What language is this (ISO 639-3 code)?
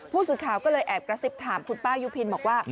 tha